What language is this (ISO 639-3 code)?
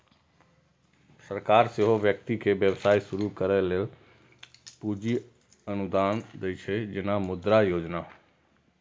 mai